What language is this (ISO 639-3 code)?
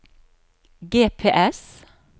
nor